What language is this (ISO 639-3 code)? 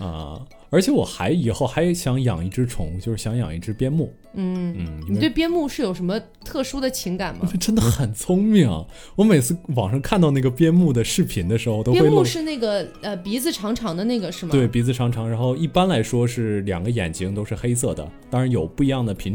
zho